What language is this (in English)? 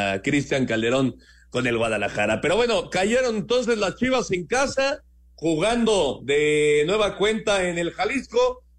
Spanish